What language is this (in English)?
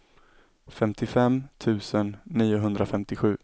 Swedish